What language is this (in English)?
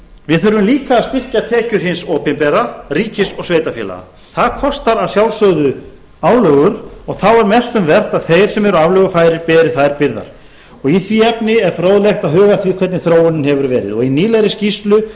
Icelandic